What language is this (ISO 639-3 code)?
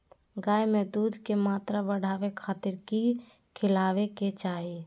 mag